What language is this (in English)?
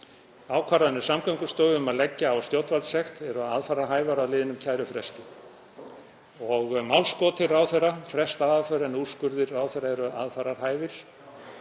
Icelandic